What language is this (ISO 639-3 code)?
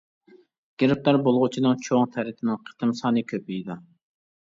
uig